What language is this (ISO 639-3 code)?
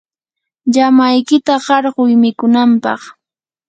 qur